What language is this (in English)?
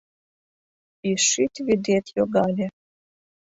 Mari